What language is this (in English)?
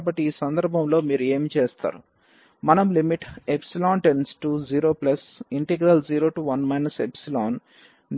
Telugu